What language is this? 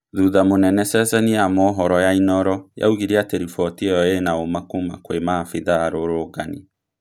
Kikuyu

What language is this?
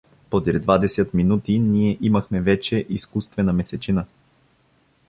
Bulgarian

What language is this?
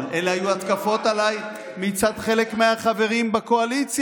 Hebrew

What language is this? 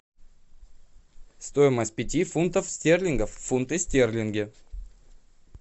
Russian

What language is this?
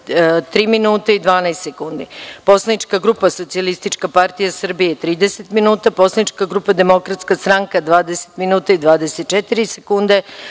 Serbian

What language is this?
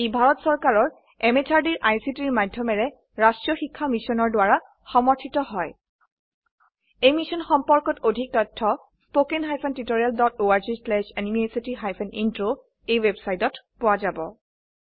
Assamese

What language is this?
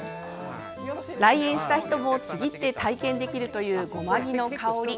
Japanese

